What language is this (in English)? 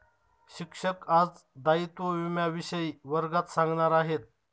Marathi